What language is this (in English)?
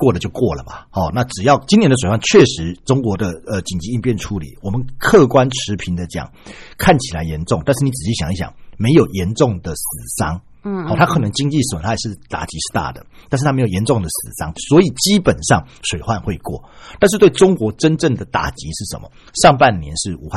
Chinese